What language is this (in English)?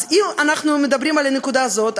Hebrew